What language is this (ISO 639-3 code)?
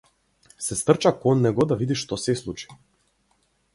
mkd